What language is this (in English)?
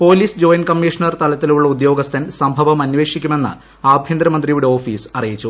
Malayalam